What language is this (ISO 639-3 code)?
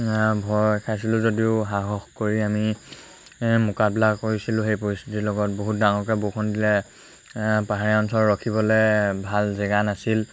asm